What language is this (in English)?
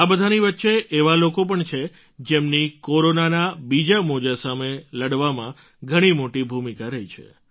Gujarati